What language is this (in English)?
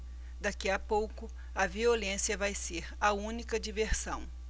Portuguese